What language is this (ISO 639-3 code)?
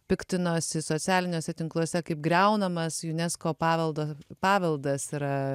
lit